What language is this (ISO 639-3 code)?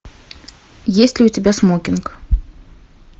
rus